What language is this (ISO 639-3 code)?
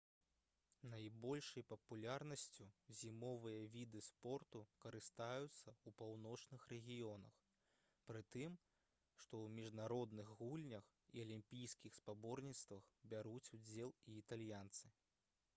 bel